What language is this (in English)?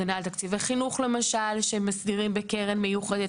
Hebrew